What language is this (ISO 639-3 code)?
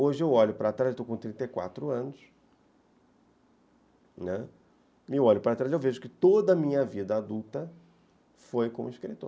por